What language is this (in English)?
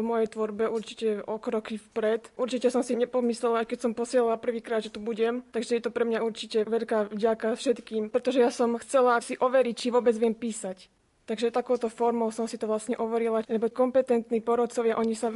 Slovak